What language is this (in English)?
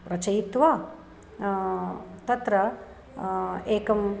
Sanskrit